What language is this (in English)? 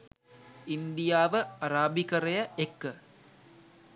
Sinhala